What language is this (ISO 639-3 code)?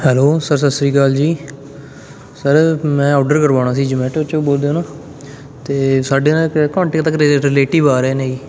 pan